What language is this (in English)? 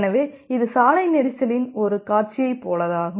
Tamil